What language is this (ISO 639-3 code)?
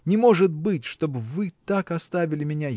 rus